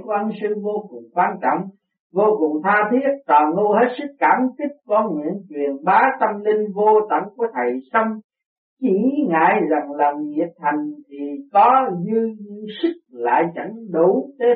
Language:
Vietnamese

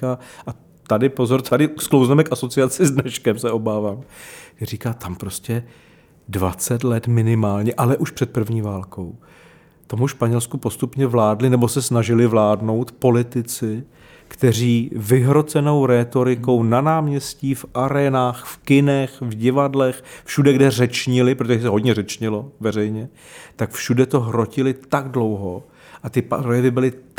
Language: Czech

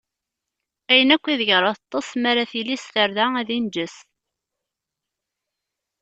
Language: Kabyle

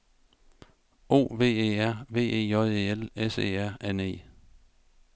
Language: Danish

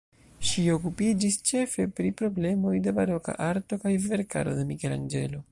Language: Esperanto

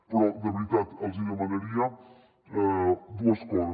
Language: Catalan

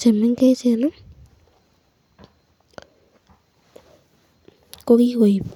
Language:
Kalenjin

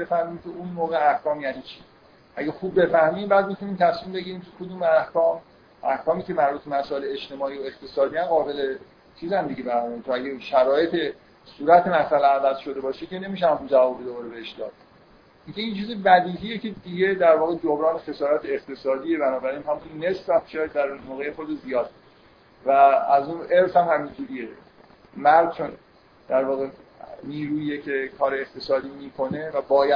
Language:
Persian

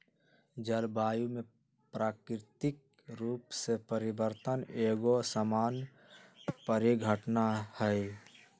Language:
Magahi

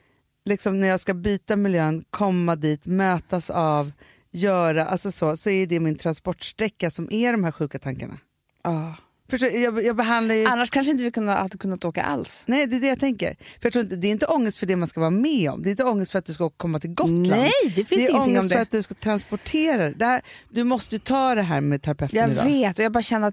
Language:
Swedish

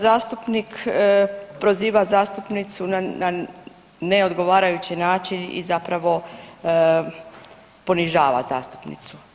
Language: Croatian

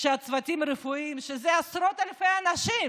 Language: Hebrew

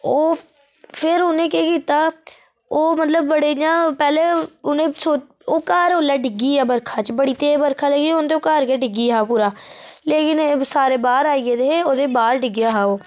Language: Dogri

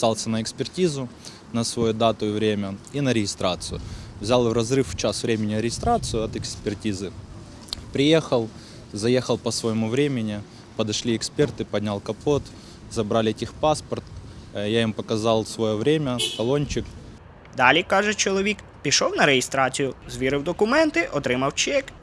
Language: Ukrainian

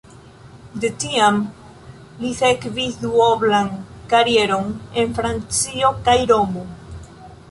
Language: Esperanto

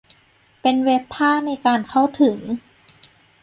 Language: Thai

